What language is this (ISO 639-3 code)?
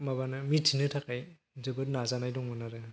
brx